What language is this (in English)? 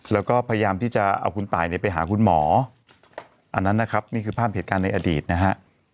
Thai